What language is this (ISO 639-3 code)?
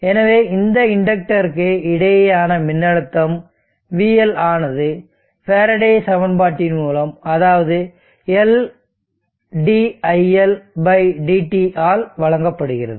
tam